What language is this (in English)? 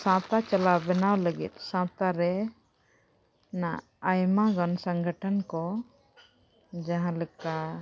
Santali